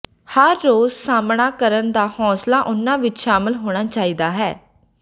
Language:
Punjabi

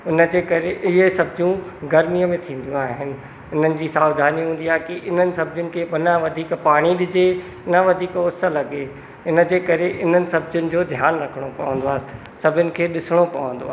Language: Sindhi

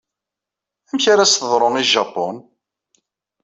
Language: Kabyle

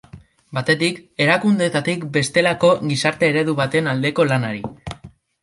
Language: Basque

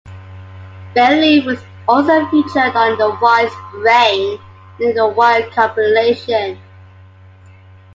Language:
English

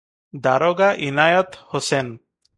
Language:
Odia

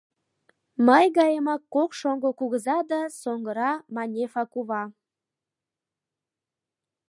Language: Mari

